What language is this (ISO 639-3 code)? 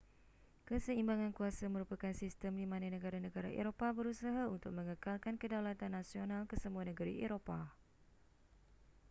msa